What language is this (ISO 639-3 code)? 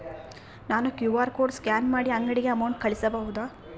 kan